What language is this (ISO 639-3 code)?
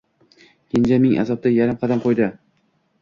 uzb